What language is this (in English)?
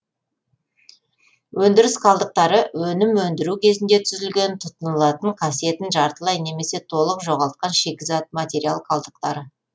Kazakh